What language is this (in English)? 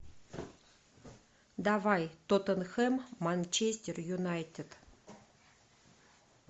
Russian